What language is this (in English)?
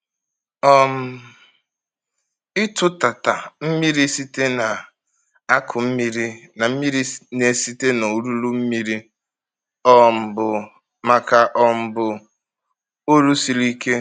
Igbo